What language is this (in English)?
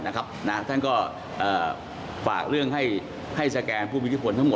Thai